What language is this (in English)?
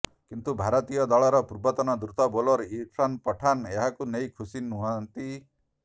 Odia